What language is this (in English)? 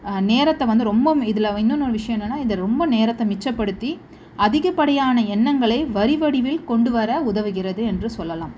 Tamil